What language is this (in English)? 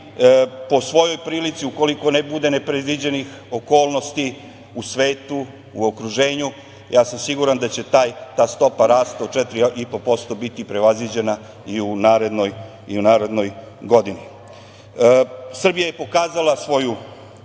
Serbian